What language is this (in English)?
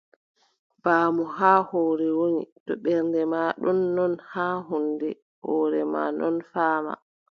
Adamawa Fulfulde